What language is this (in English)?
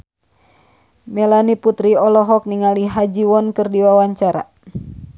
Sundanese